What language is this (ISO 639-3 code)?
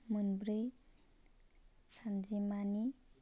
brx